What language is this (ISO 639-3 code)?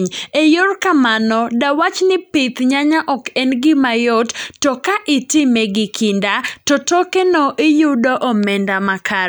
luo